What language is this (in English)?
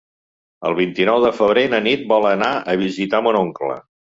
Catalan